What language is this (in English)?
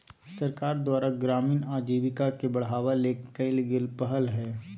Magahi